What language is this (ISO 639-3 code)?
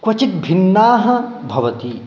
san